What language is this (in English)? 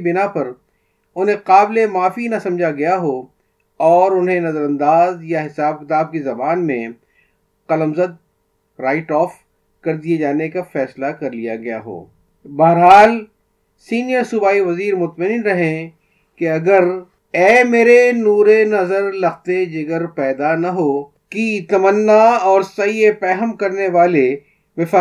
Urdu